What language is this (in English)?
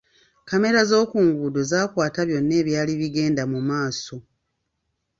Ganda